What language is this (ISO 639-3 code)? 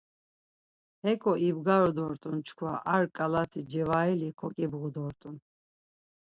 lzz